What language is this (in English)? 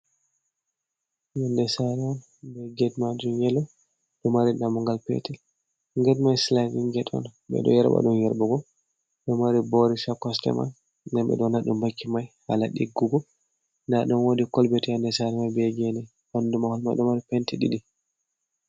Fula